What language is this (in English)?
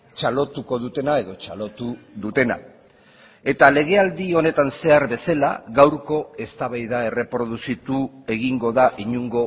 Basque